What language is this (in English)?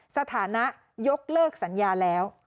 Thai